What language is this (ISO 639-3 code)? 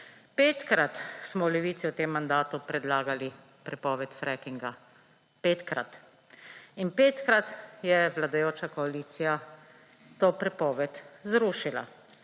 slv